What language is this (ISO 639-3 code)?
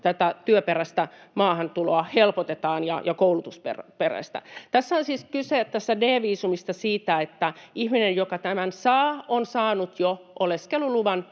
fin